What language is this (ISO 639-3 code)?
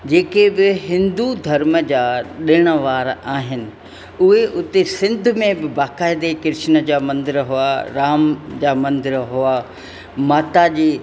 snd